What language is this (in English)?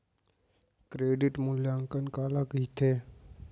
Chhattisgarhi